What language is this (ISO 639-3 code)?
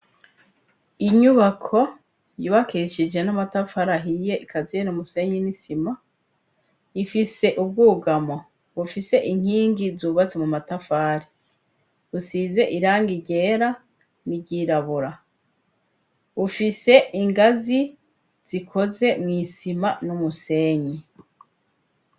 run